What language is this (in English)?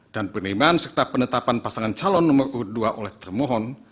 Indonesian